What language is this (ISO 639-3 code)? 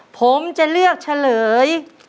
tha